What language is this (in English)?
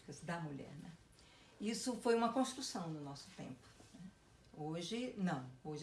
Portuguese